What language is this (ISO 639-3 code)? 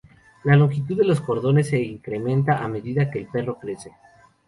spa